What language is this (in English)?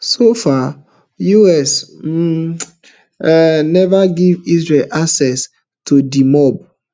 Nigerian Pidgin